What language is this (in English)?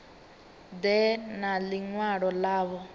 Venda